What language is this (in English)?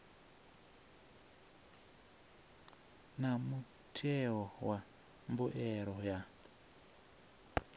Venda